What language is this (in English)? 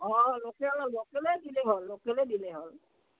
Assamese